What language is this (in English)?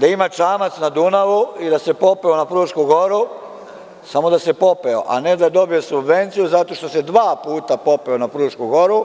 Serbian